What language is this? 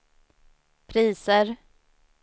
Swedish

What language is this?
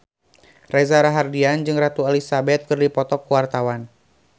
Sundanese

